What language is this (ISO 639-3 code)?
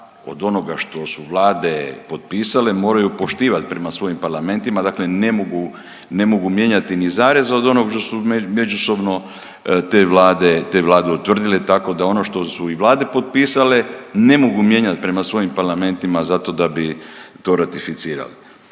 hrv